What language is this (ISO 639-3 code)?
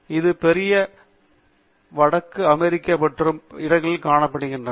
tam